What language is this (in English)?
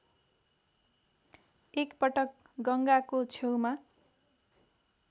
Nepali